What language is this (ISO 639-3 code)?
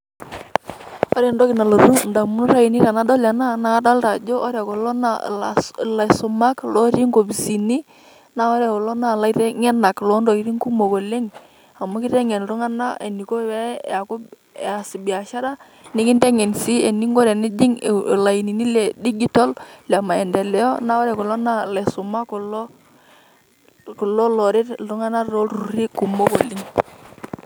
mas